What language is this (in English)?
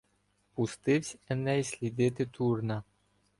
Ukrainian